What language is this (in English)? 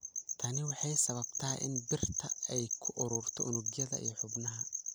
Somali